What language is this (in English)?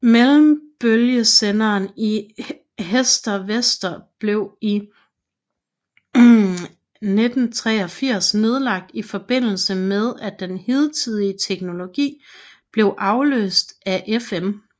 Danish